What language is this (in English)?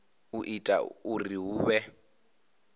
Venda